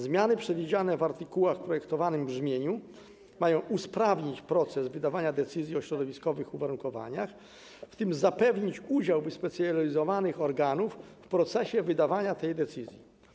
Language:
Polish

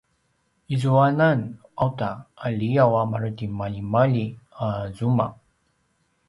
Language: Paiwan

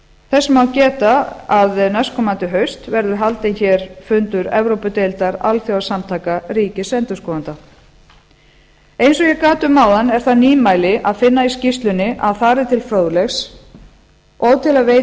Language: Icelandic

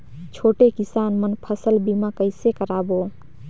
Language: Chhattisgarhi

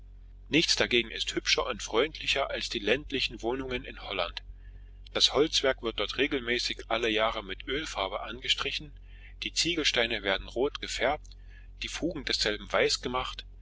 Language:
German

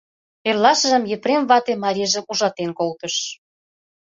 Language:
Mari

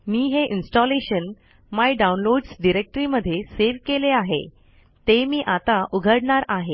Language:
Marathi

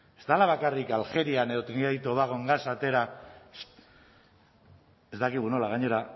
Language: Basque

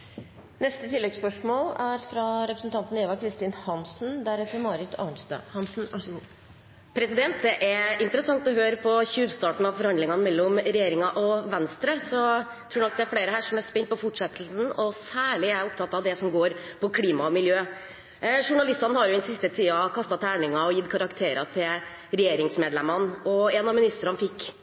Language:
Norwegian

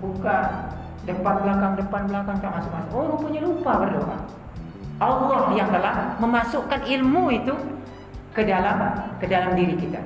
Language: Indonesian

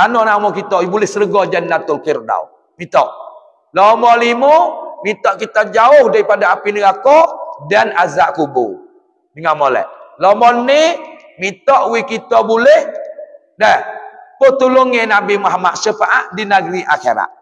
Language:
Malay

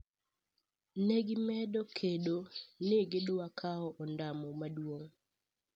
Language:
Luo (Kenya and Tanzania)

